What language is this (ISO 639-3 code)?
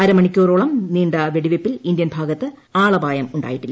mal